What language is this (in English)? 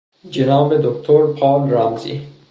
Persian